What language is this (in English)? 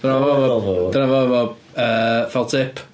Welsh